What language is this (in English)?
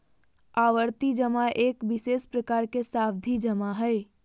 Magahi